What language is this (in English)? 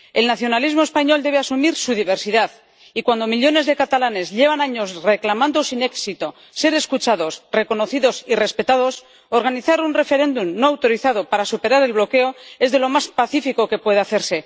Spanish